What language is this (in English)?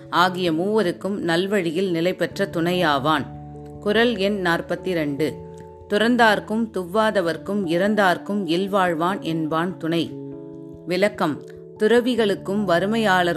Tamil